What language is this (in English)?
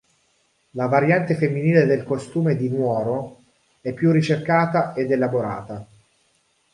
Italian